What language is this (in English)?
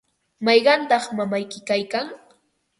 Ambo-Pasco Quechua